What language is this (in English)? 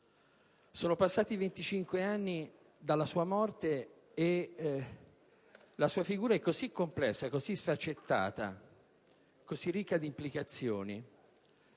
Italian